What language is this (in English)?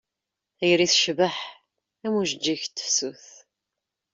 Kabyle